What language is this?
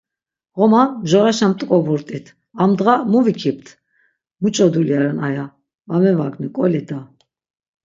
Laz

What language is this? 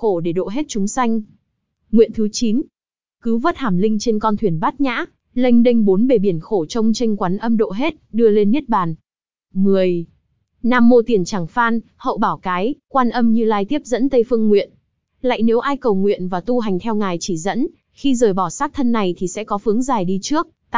Vietnamese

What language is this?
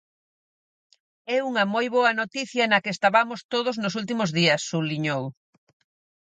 Galician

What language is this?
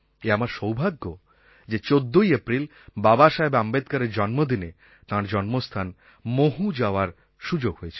Bangla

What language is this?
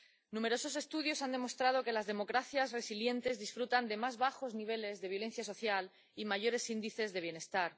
Spanish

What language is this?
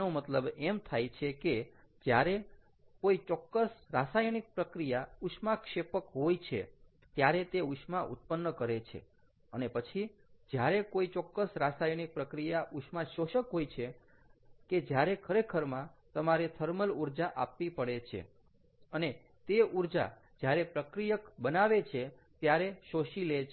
Gujarati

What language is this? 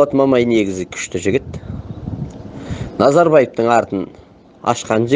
Turkish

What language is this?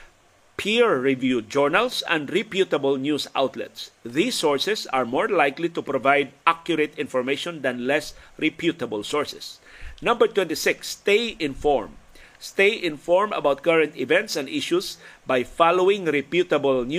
Filipino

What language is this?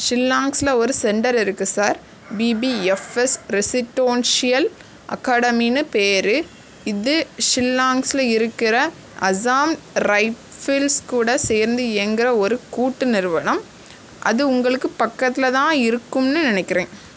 Tamil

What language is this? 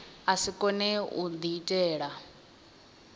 Venda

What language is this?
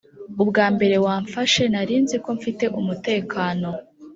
Kinyarwanda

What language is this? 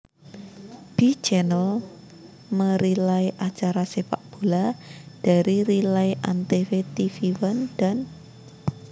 Javanese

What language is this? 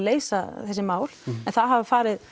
Icelandic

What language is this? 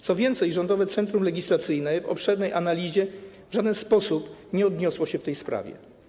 Polish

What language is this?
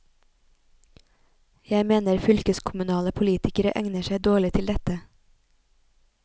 Norwegian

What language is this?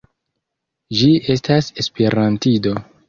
Esperanto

